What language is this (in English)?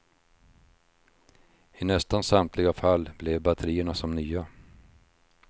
Swedish